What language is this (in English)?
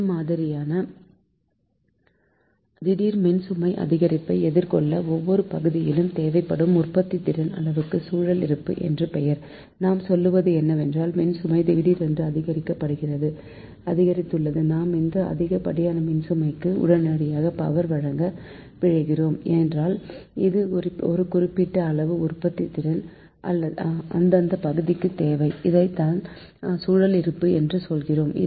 Tamil